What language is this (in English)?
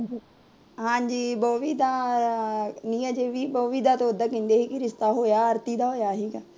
Punjabi